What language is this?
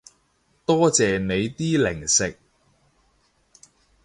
Cantonese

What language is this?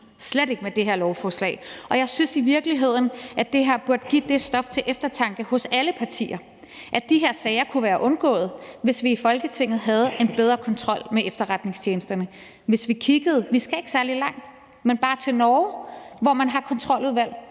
Danish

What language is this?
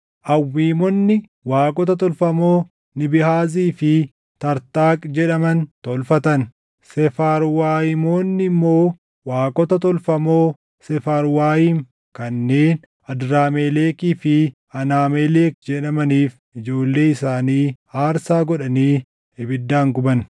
Oromo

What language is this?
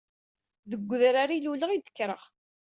Kabyle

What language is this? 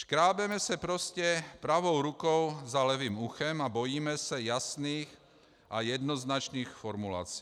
Czech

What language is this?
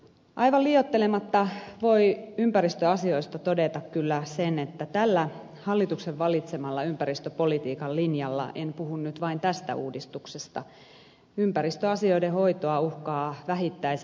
Finnish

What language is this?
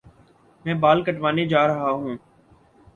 Urdu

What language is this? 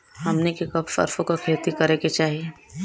Bhojpuri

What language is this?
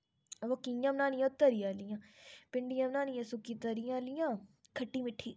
Dogri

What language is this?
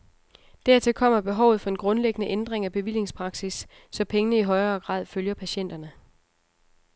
Danish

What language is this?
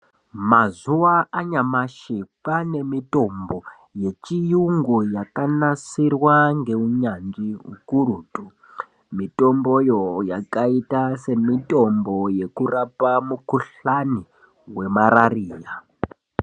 Ndau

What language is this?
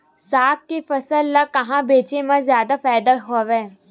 Chhattisgarhi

